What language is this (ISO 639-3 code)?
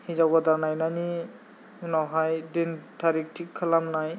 brx